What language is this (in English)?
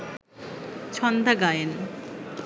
Bangla